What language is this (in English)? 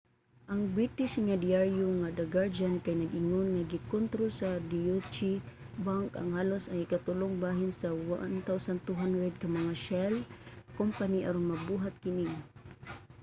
Cebuano